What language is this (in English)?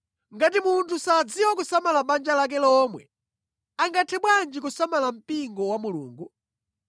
Nyanja